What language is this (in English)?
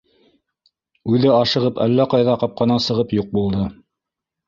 Bashkir